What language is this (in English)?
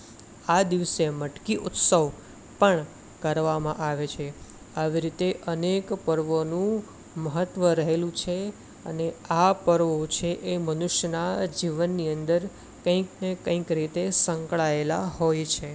Gujarati